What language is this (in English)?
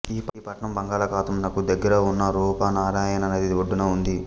Telugu